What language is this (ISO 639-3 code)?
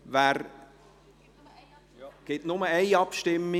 gsw